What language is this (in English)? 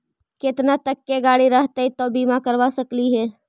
Magahi